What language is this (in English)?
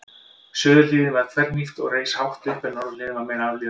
Icelandic